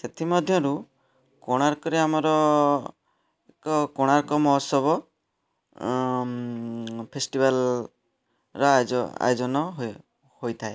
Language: Odia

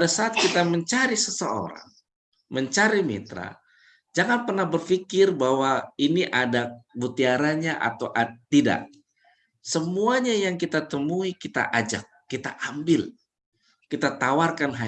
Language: Indonesian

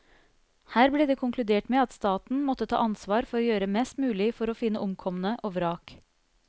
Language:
Norwegian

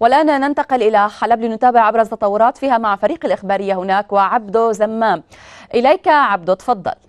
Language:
Arabic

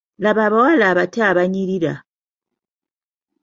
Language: Ganda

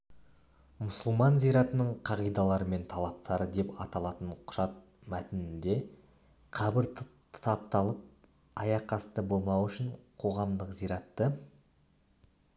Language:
Kazakh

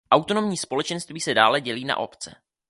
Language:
Czech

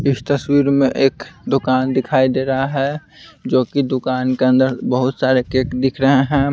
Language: Hindi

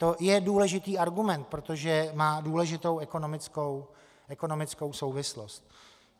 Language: Czech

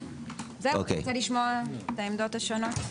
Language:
Hebrew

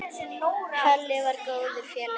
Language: Icelandic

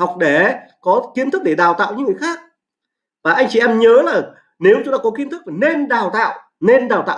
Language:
Vietnamese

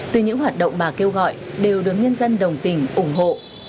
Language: Vietnamese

